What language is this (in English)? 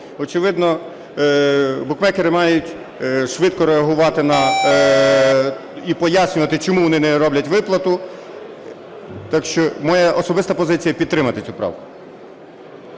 Ukrainian